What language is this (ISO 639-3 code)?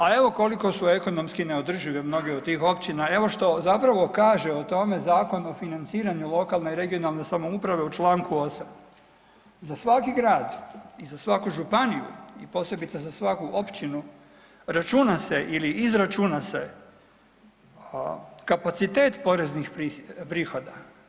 hrv